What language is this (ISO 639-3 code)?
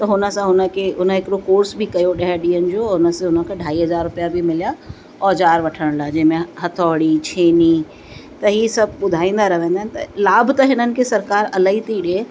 snd